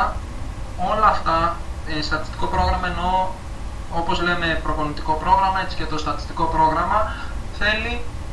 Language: Greek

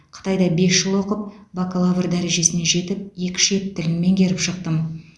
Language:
Kazakh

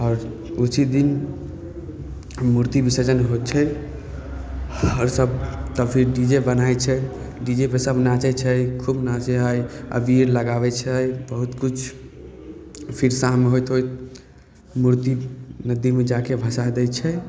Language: Maithili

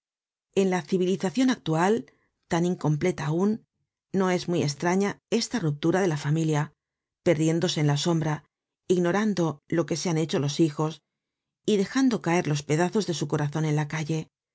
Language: Spanish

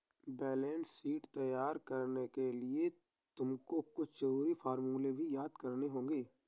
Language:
Hindi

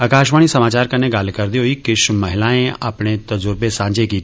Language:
Dogri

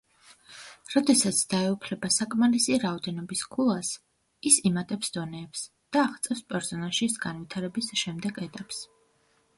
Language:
Georgian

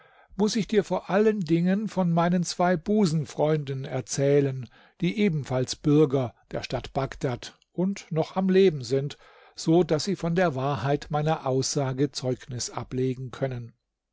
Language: German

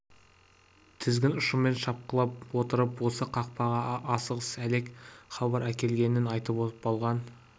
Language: Kazakh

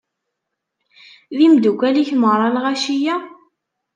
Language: Kabyle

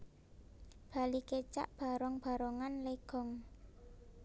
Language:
Javanese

